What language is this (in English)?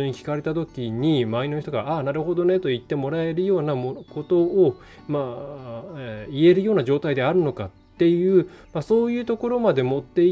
Japanese